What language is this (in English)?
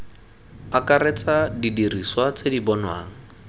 Tswana